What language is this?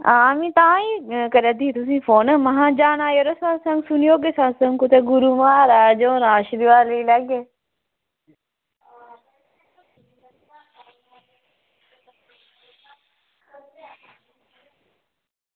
Dogri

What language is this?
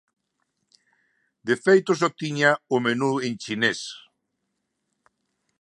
Galician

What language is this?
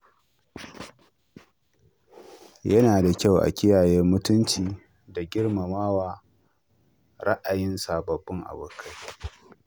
Hausa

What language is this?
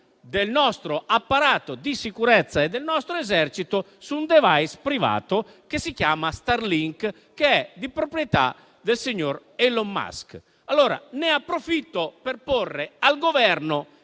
Italian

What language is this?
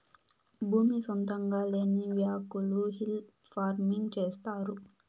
Telugu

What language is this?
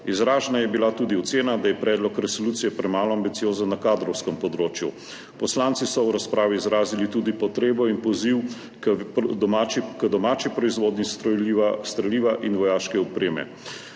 Slovenian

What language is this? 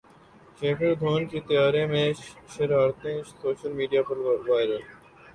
Urdu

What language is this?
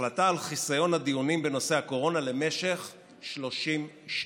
Hebrew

